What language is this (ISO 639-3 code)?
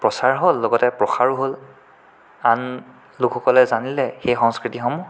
asm